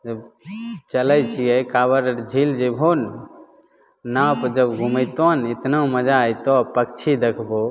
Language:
Maithili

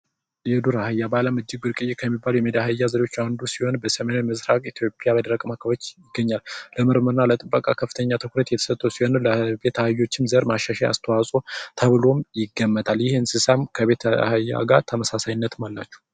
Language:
Amharic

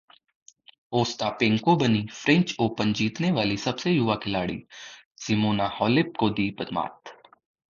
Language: Hindi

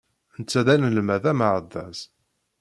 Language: Kabyle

